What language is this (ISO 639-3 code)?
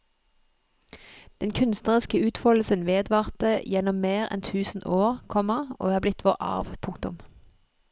nor